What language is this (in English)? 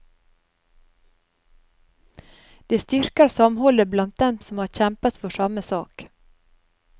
Norwegian